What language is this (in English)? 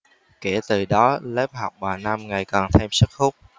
Vietnamese